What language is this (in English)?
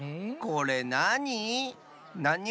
Japanese